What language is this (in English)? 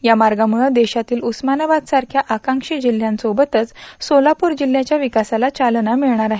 Marathi